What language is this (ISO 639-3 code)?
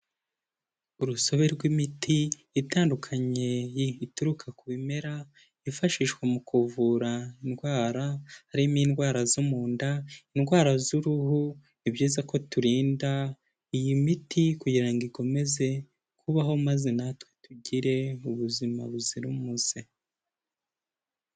kin